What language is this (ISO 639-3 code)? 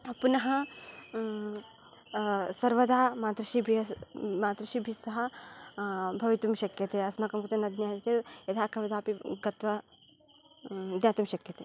san